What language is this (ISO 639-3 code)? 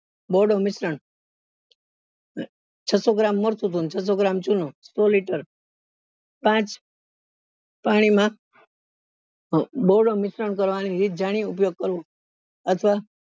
guj